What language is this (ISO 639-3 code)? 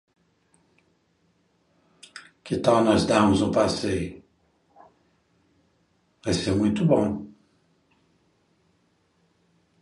por